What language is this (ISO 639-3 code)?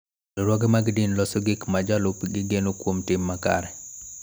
luo